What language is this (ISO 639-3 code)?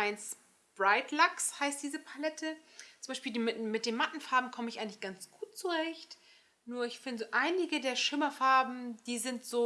deu